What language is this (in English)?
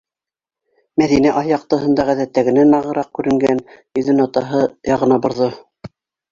Bashkir